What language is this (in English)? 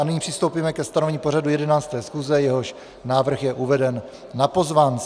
Czech